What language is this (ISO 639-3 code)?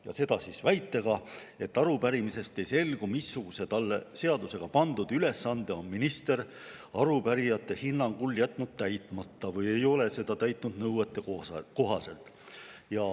est